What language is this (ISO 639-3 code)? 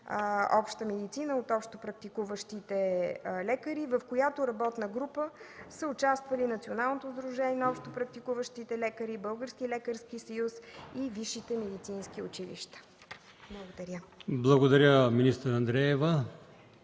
bul